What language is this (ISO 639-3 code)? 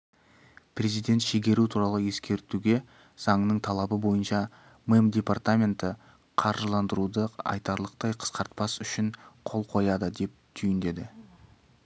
kaz